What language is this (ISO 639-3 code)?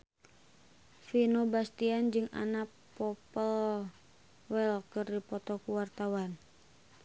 sun